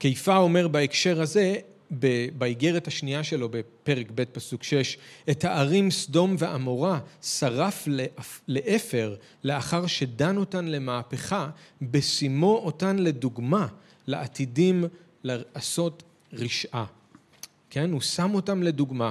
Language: Hebrew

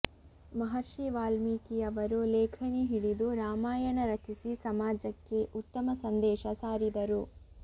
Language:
Kannada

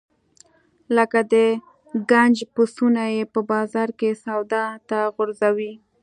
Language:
Pashto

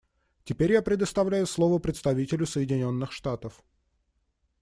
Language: Russian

